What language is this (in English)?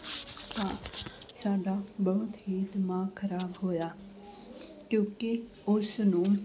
Punjabi